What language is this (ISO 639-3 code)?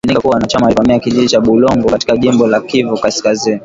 swa